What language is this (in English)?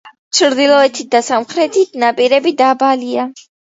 Georgian